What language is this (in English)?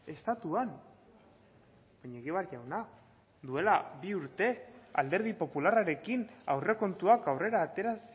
Basque